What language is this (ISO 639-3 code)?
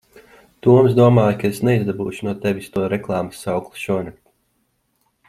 lav